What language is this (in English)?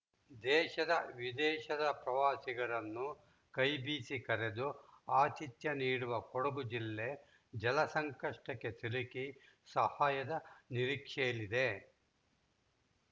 Kannada